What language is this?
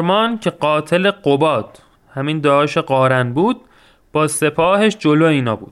Persian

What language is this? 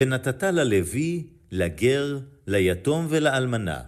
Hebrew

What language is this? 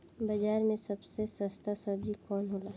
Bhojpuri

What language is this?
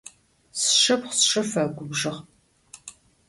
Adyghe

